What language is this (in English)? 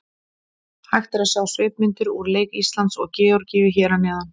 Icelandic